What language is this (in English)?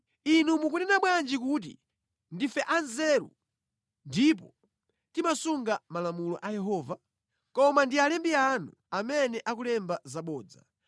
Nyanja